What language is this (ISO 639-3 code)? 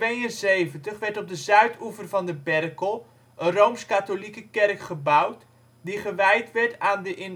nld